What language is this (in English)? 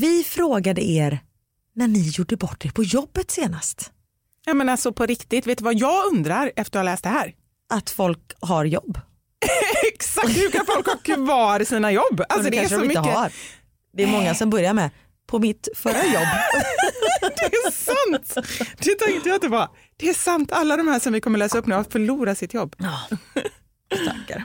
Swedish